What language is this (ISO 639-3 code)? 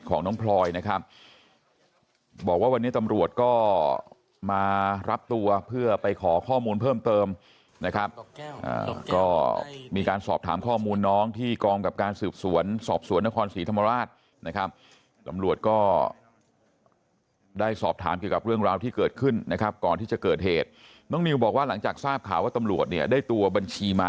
tha